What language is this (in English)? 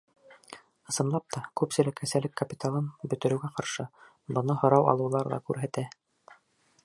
Bashkir